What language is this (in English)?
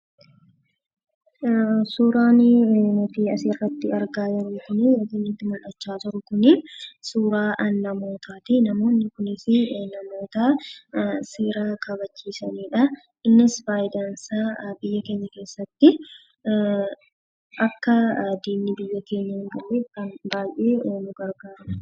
Oromo